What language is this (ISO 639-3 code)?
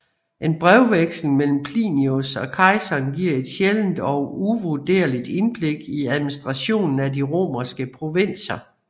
dan